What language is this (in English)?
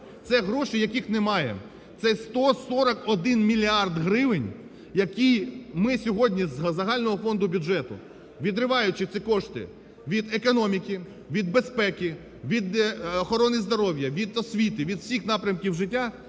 Ukrainian